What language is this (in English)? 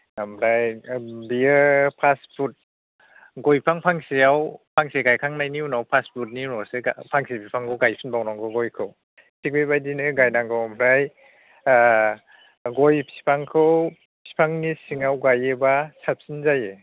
Bodo